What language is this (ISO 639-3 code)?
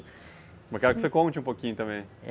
por